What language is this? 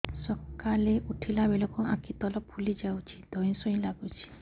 Odia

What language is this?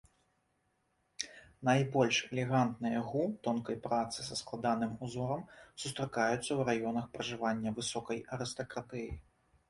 Belarusian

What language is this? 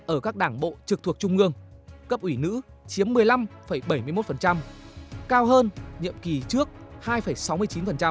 Vietnamese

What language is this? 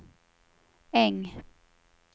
Swedish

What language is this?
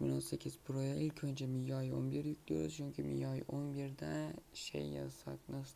Turkish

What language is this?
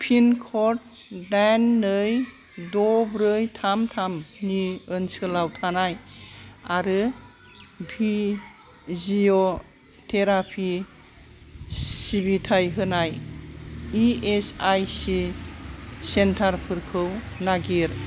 Bodo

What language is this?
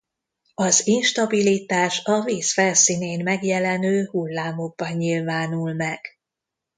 Hungarian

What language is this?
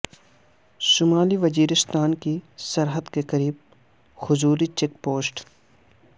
Urdu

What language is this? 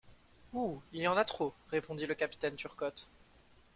French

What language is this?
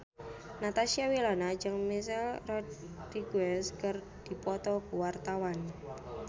Sundanese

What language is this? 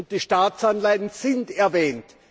German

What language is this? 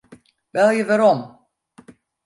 Western Frisian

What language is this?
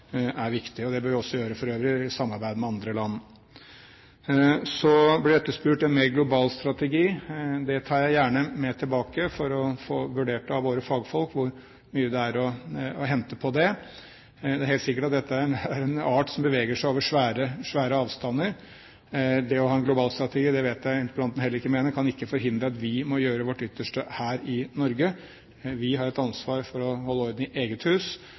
Norwegian Bokmål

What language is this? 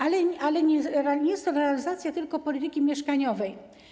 Polish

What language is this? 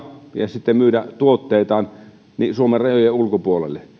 Finnish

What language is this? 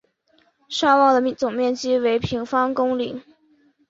Chinese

